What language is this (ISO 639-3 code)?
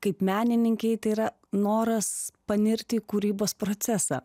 lit